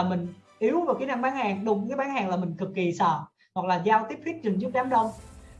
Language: Vietnamese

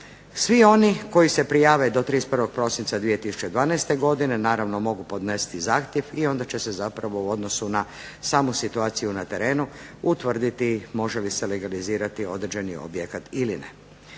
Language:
Croatian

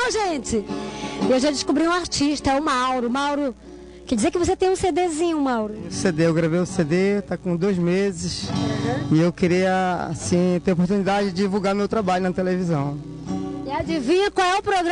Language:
Portuguese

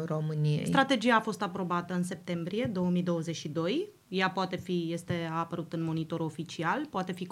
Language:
Romanian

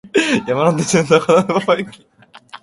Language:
Japanese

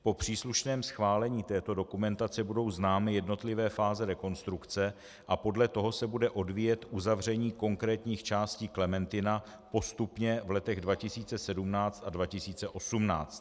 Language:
Czech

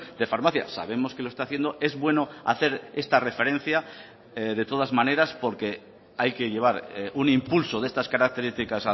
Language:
Spanish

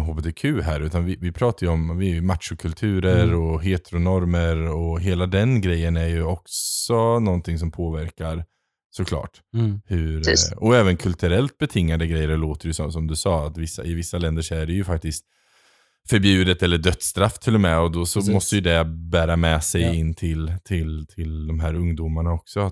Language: Swedish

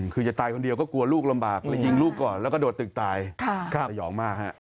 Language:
Thai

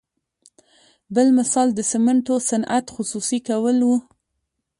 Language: Pashto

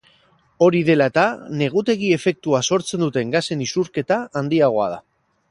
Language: Basque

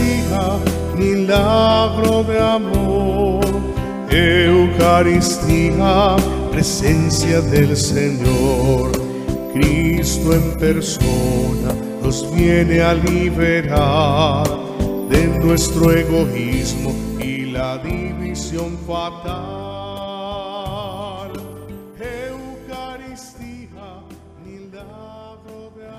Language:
Spanish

